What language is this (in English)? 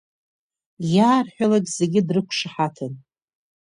Abkhazian